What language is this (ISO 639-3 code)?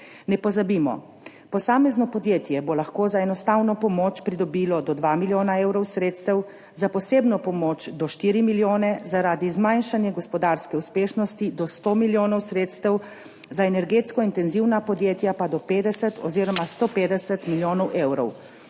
slv